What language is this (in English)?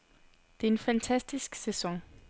Danish